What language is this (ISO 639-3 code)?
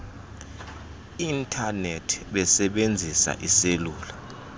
xho